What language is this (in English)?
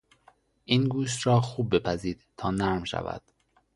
Persian